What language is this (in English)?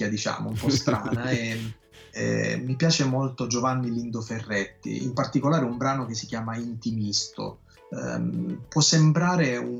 Italian